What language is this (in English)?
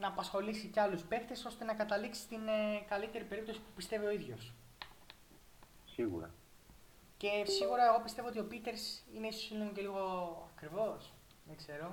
Greek